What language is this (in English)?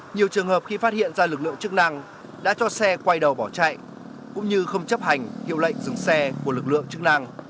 Vietnamese